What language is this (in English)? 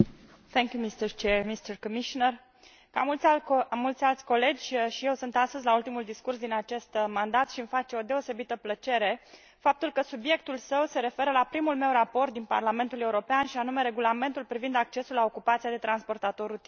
Romanian